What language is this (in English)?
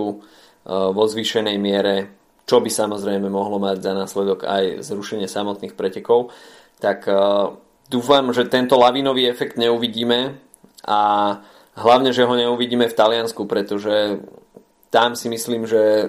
Slovak